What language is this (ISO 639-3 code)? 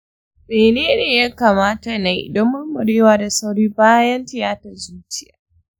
hau